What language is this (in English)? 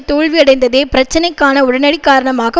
Tamil